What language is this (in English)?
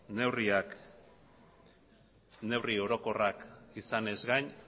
Basque